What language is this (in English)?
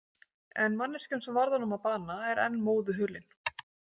Icelandic